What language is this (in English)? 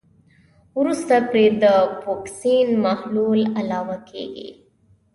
Pashto